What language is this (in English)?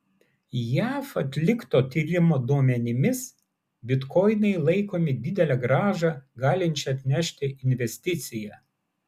Lithuanian